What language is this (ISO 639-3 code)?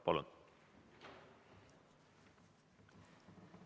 est